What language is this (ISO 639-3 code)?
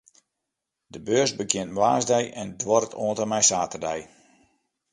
fry